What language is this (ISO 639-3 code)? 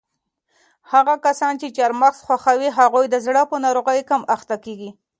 pus